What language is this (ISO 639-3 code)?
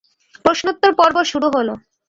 ben